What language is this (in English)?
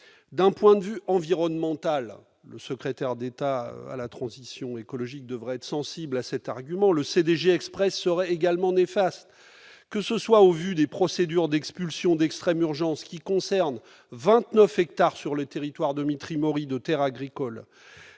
French